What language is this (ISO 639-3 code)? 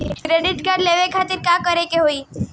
bho